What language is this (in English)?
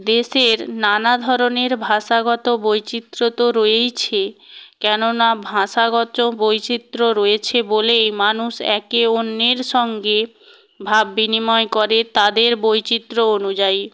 Bangla